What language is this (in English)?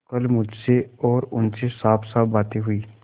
Hindi